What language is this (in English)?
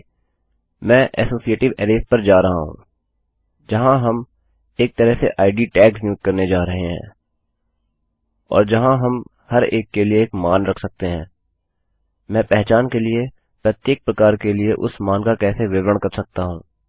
Hindi